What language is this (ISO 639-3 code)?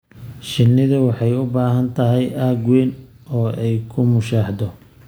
som